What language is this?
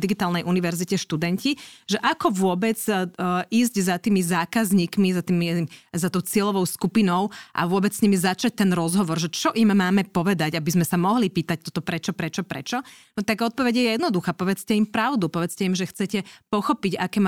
Slovak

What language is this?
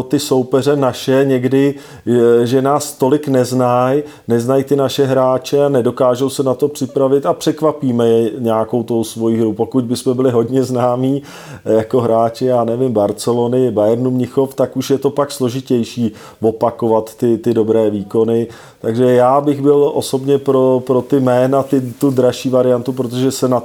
Czech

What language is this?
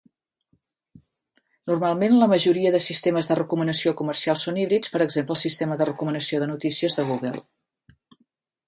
Catalan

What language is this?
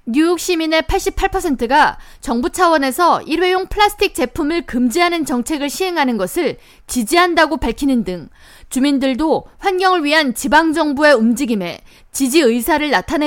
Korean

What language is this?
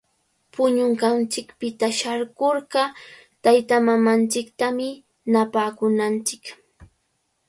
Cajatambo North Lima Quechua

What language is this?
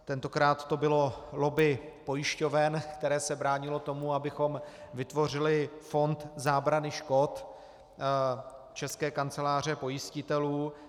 Czech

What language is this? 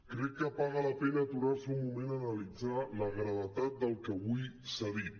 Catalan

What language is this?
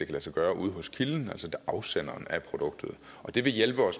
Danish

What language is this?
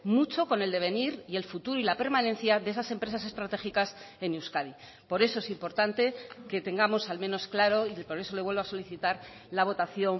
Spanish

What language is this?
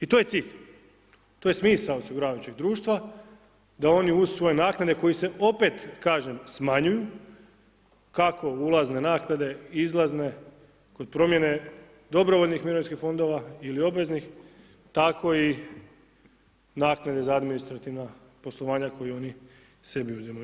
Croatian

